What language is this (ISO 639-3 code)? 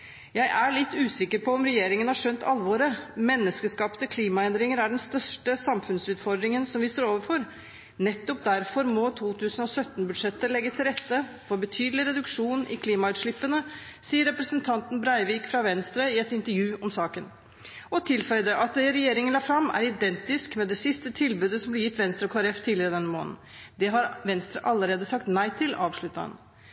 nob